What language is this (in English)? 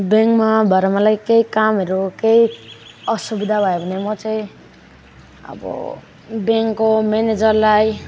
Nepali